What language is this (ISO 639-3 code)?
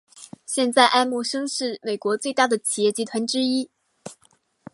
zho